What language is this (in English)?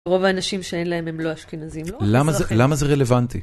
Hebrew